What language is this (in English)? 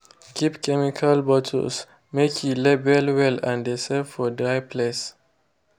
Nigerian Pidgin